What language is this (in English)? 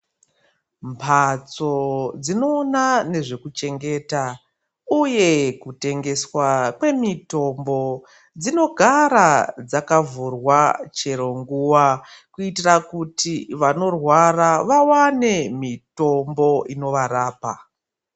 Ndau